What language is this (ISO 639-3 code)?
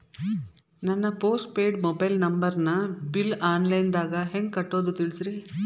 kan